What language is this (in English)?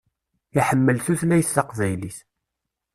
Kabyle